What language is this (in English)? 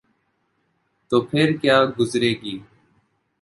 Urdu